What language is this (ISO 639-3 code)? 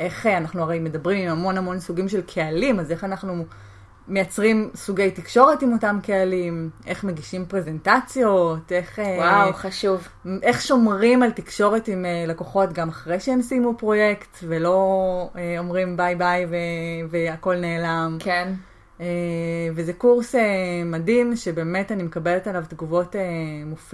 heb